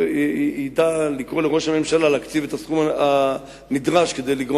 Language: Hebrew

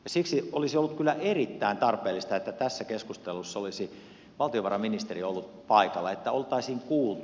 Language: Finnish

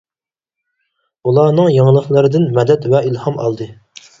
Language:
Uyghur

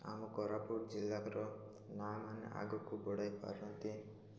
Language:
Odia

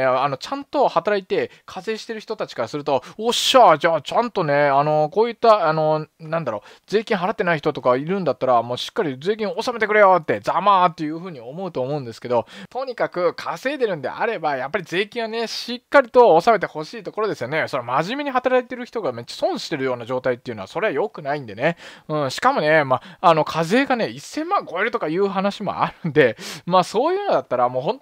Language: Japanese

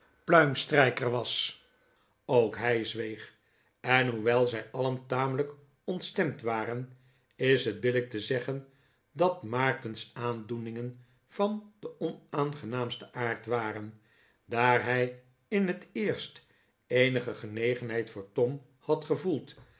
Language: Dutch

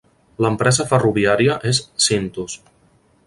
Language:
Catalan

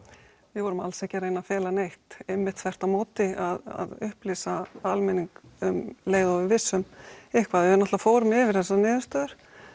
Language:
Icelandic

